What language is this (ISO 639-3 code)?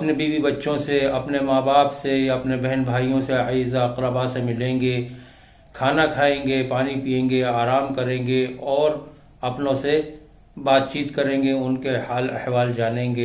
urd